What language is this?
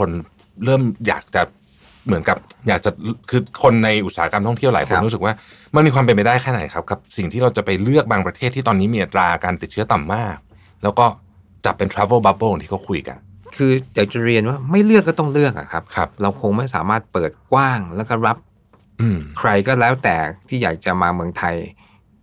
Thai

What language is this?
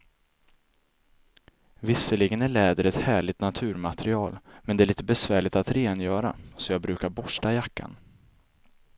Swedish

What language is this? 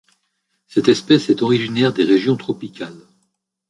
French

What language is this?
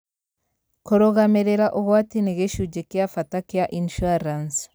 Kikuyu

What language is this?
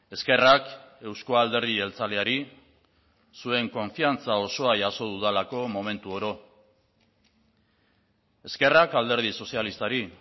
Basque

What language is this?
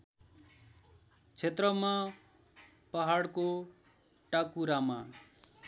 Nepali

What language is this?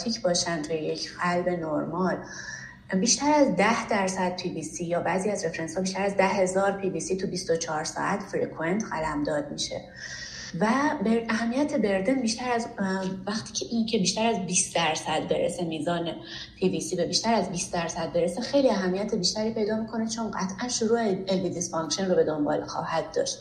Persian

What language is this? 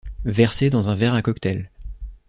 French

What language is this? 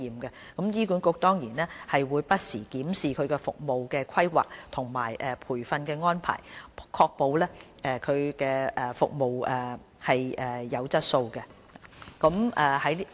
Cantonese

